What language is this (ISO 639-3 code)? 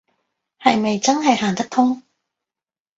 yue